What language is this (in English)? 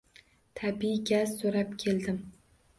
Uzbek